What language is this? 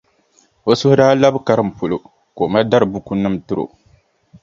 Dagbani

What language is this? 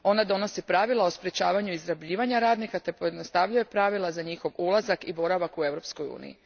Croatian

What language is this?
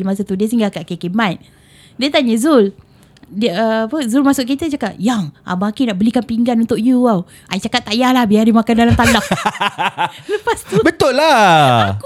Malay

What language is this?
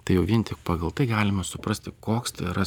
Lithuanian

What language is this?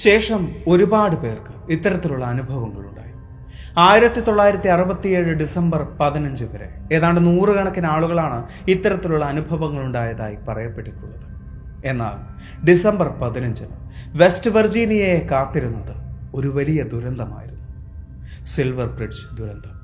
Malayalam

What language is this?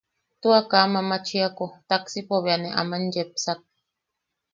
Yaqui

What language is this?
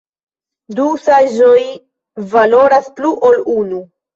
Esperanto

